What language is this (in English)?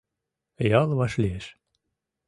Mari